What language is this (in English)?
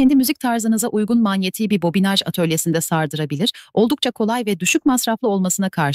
Turkish